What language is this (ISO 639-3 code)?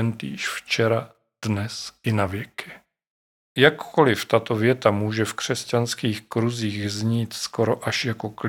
ces